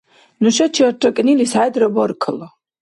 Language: Dargwa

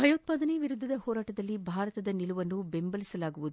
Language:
Kannada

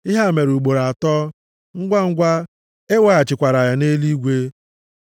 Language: Igbo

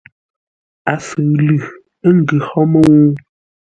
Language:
Ngombale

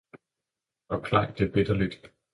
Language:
Danish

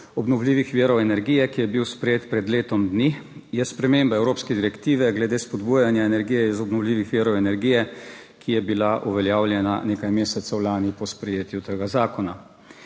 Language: Slovenian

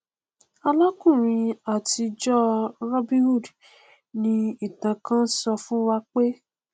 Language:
Yoruba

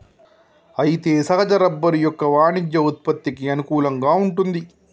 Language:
Telugu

